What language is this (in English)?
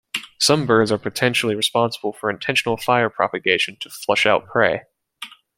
English